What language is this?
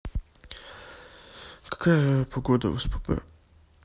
Russian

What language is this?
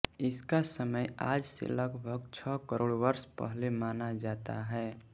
Hindi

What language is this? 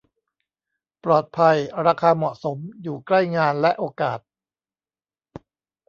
Thai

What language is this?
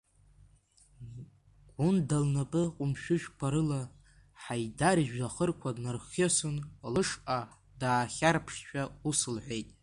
Abkhazian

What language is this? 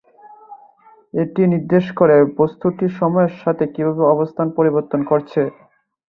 Bangla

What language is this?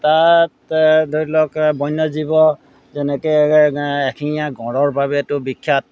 Assamese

